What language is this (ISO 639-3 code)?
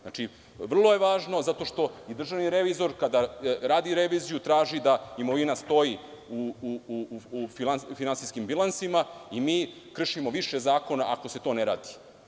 srp